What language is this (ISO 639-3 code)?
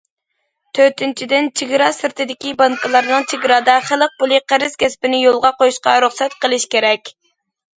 uig